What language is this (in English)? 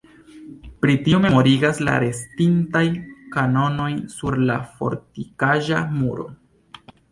Esperanto